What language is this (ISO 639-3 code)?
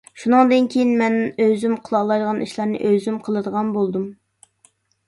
uig